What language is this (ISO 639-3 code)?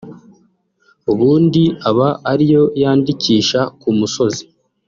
kin